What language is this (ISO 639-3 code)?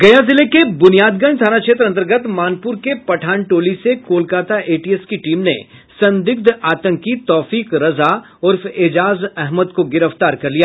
hin